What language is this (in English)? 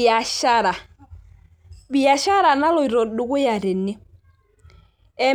Masai